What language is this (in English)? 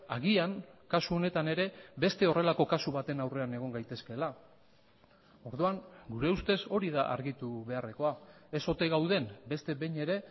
Basque